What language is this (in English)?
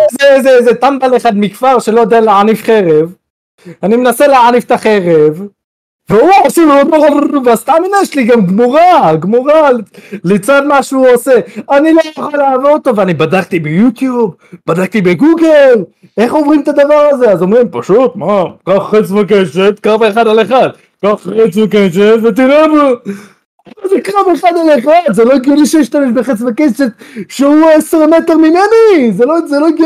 Hebrew